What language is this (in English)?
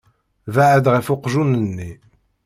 Kabyle